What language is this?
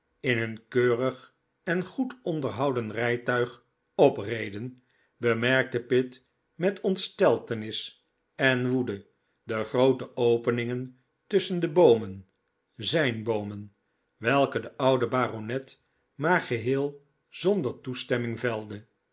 Dutch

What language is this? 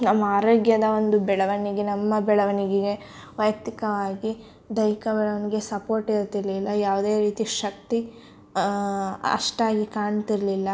Kannada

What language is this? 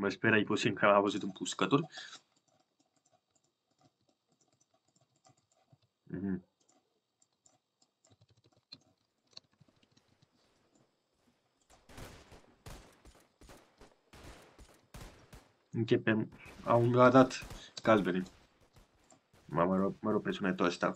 Romanian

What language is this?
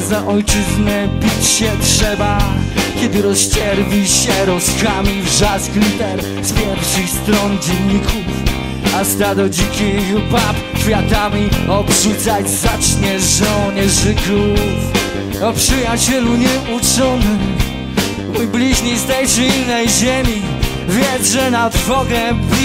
Polish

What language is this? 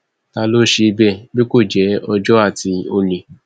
Yoruba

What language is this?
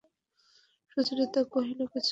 Bangla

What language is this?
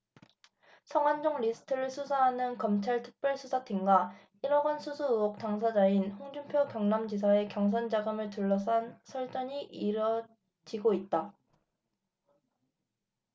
Korean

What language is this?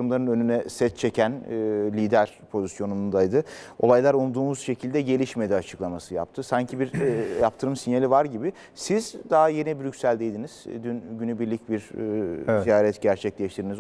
Turkish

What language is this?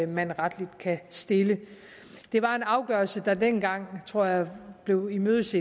Danish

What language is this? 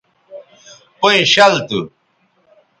Bateri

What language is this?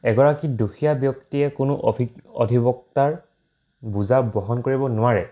Assamese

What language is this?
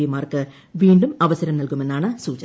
Malayalam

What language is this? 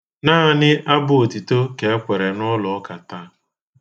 Igbo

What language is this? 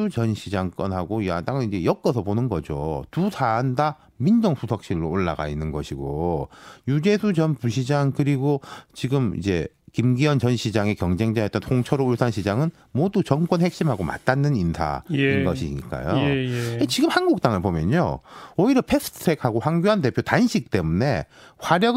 Korean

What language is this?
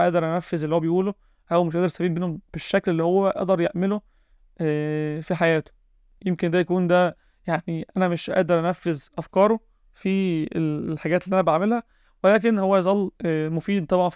Arabic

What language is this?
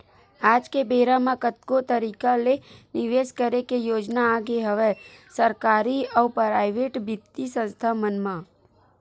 Chhattisgarhi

